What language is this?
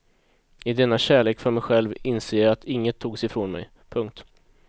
Swedish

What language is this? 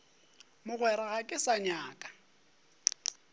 Northern Sotho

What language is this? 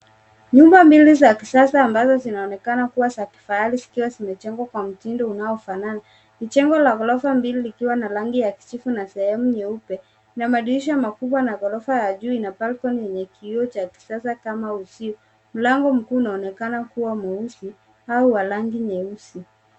Swahili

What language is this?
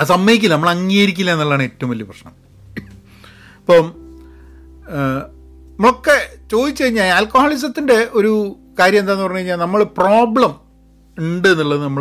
Malayalam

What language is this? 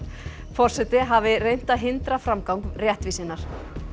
Icelandic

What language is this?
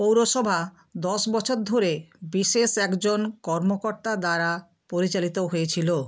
Bangla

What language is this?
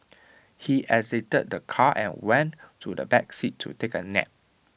English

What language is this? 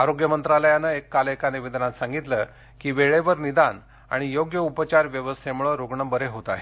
Marathi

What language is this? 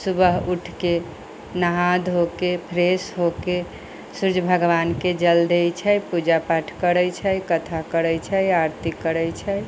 Maithili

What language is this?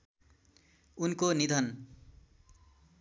Nepali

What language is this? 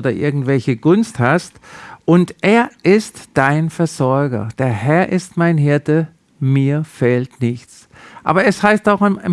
German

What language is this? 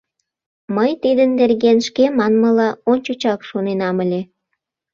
Mari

